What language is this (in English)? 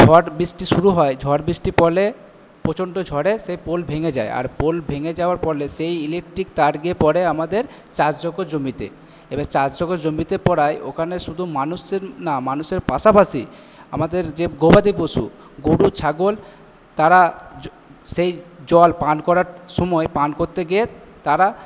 Bangla